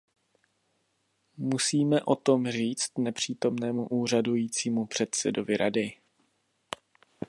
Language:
Czech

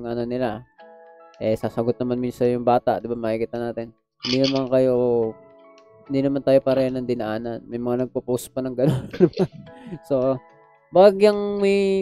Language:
Filipino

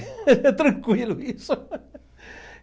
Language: Portuguese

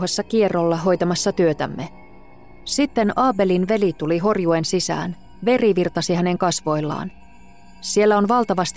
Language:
Finnish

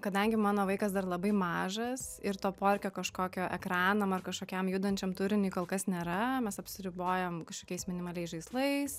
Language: Lithuanian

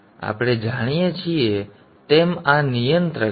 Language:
Gujarati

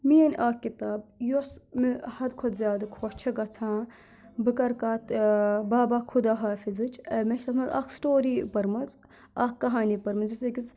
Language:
Kashmiri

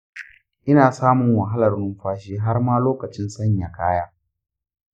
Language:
Hausa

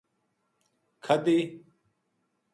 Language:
Gujari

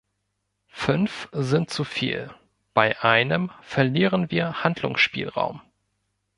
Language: German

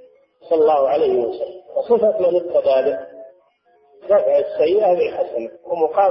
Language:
Arabic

